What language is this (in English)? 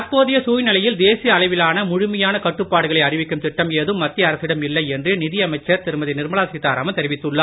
Tamil